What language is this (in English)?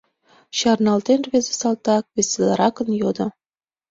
Mari